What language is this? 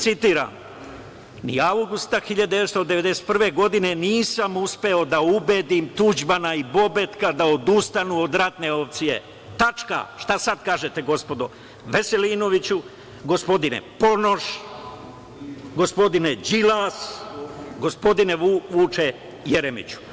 Serbian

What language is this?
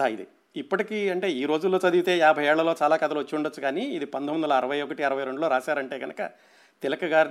Telugu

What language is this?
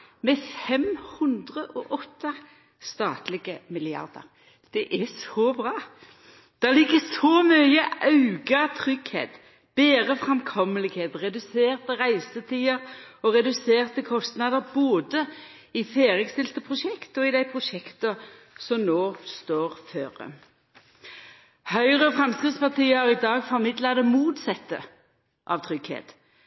Norwegian Nynorsk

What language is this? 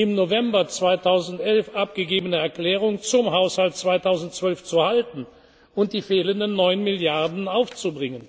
German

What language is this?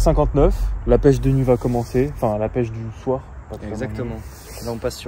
French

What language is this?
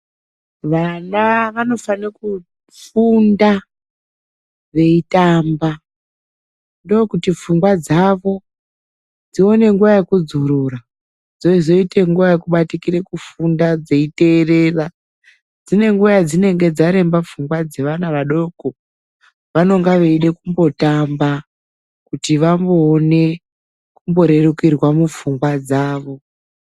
Ndau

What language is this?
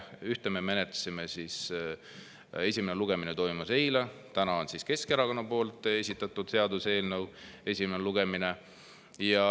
Estonian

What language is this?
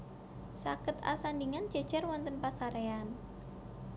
Javanese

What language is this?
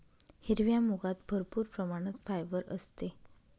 Marathi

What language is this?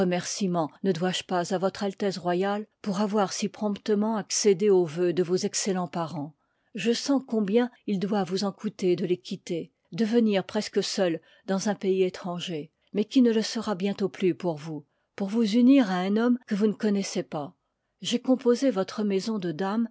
French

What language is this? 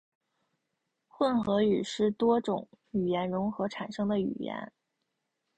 Chinese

